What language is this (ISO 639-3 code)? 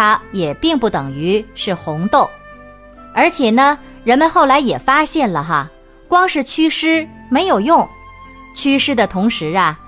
zho